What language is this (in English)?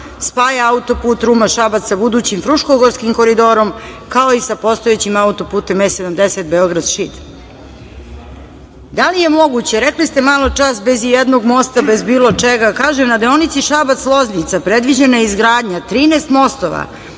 Serbian